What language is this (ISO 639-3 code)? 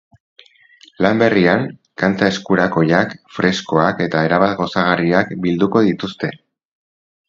eus